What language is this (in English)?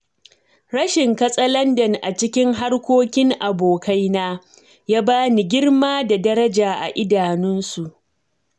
Hausa